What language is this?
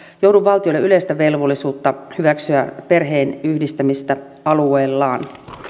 Finnish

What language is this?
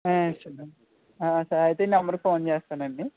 Telugu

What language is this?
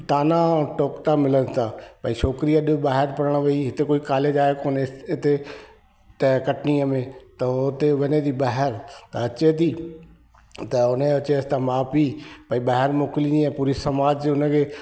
Sindhi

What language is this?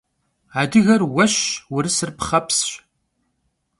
Kabardian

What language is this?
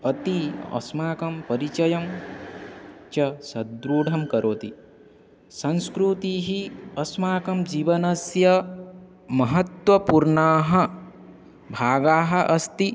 Sanskrit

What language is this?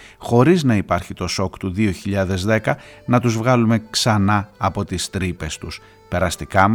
Greek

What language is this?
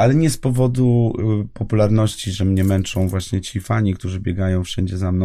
Polish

